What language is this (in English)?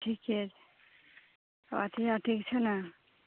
Maithili